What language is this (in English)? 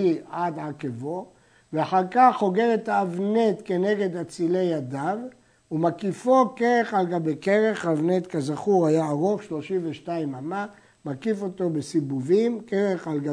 Hebrew